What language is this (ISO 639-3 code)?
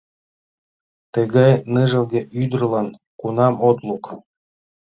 chm